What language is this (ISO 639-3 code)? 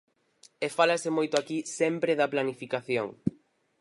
glg